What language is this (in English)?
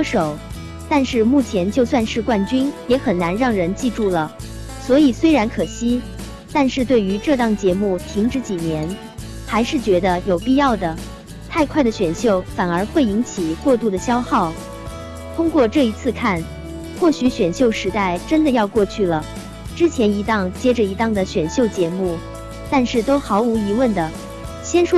Chinese